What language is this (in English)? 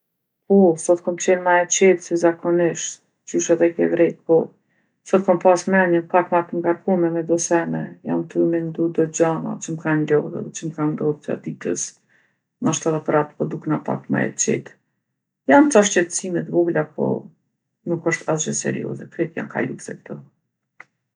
Gheg Albanian